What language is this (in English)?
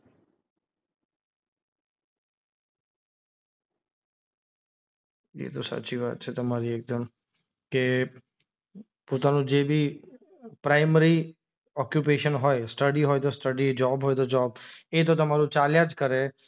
Gujarati